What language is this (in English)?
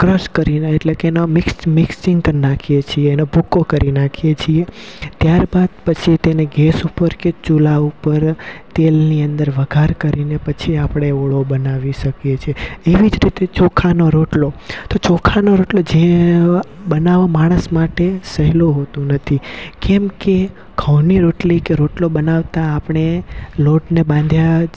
Gujarati